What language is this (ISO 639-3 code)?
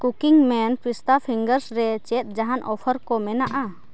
sat